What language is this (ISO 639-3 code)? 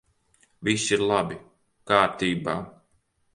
lav